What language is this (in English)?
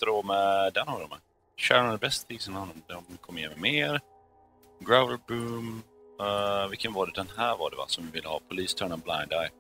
Swedish